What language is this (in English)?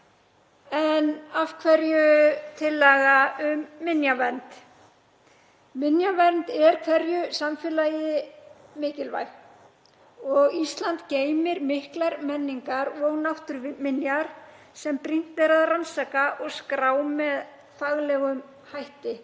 Icelandic